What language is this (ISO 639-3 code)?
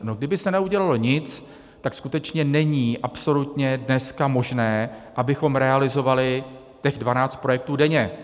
ces